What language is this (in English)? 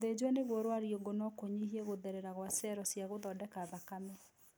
Kikuyu